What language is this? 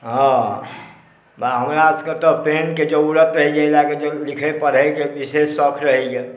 Maithili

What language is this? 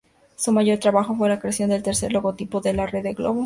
Spanish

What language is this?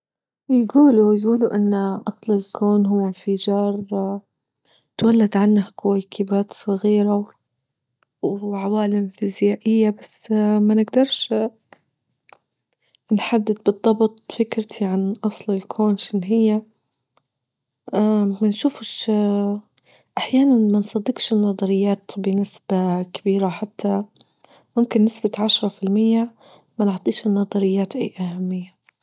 Libyan Arabic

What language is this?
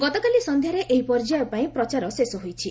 Odia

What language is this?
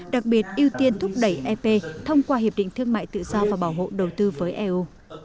Vietnamese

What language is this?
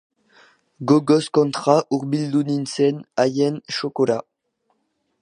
Basque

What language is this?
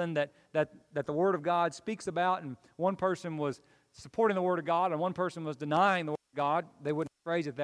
English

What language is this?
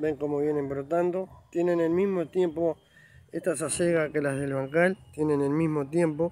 Spanish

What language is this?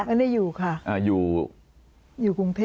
Thai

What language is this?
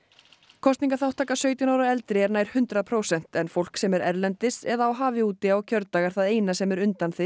Icelandic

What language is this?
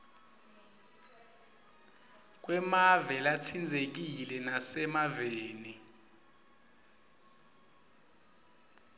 Swati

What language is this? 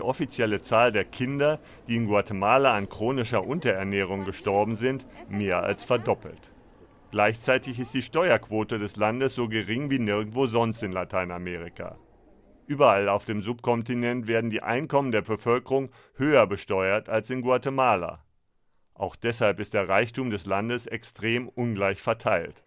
German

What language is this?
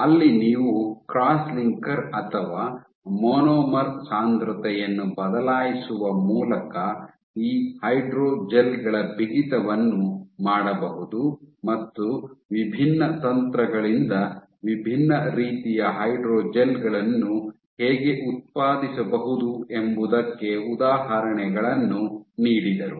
Kannada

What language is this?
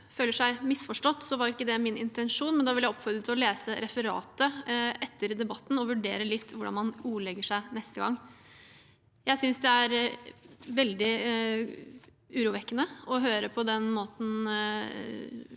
Norwegian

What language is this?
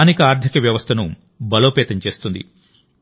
Telugu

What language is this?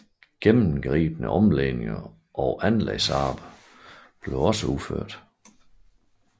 Danish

